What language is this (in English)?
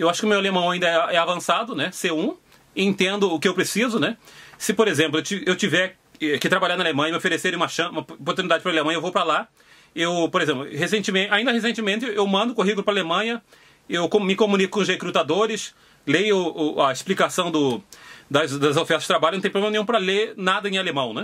Portuguese